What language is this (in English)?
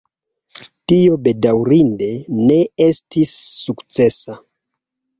Esperanto